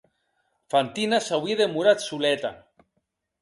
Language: Occitan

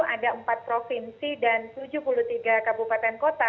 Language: Indonesian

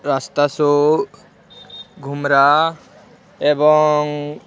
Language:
Odia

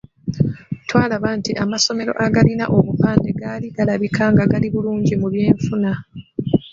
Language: Ganda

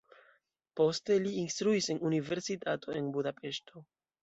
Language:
Esperanto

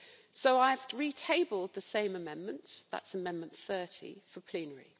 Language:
English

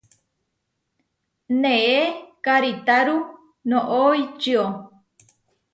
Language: Huarijio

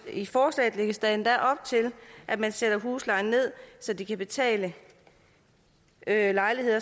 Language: Danish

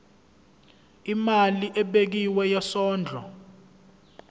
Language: Zulu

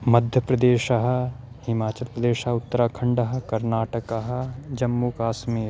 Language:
Sanskrit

